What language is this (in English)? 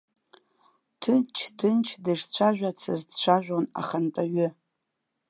Abkhazian